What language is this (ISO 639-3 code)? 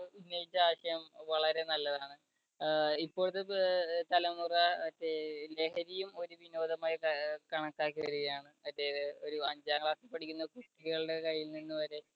mal